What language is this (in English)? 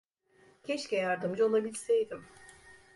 Turkish